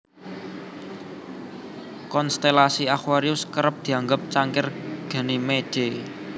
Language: Javanese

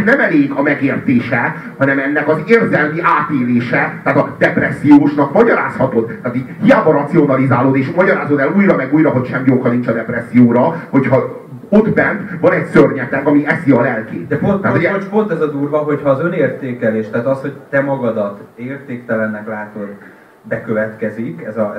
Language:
Hungarian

